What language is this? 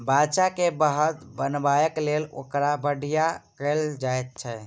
Maithili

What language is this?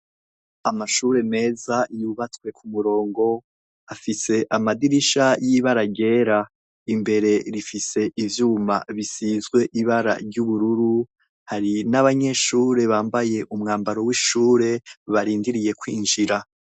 Rundi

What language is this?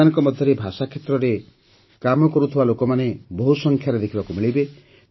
Odia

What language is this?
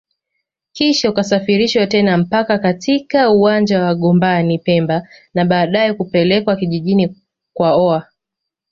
Swahili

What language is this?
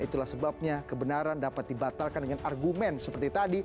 Indonesian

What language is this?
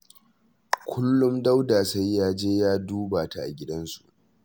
Hausa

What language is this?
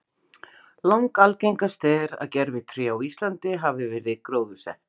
Icelandic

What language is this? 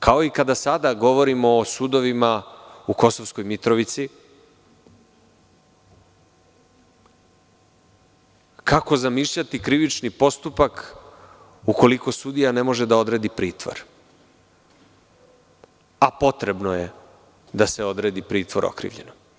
Serbian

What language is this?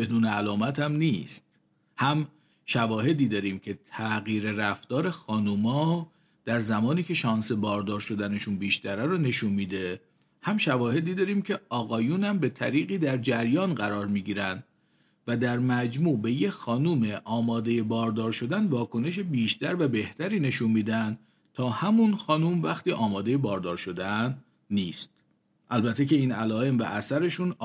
Persian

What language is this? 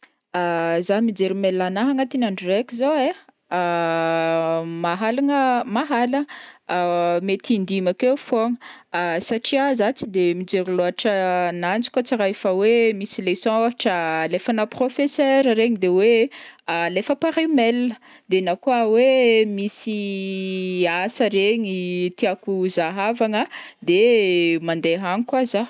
Northern Betsimisaraka Malagasy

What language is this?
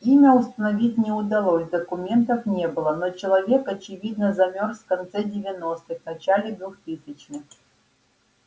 Russian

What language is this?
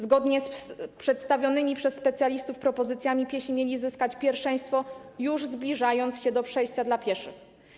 Polish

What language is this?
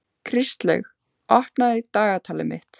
Icelandic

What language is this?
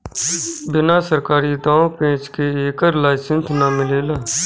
Bhojpuri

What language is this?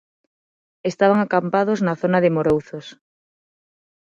Galician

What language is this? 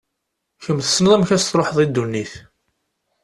Kabyle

